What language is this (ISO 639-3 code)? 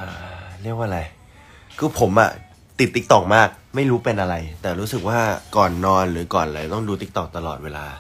tha